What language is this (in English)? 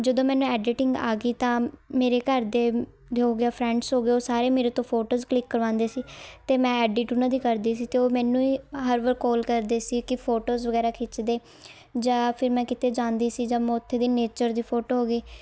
Punjabi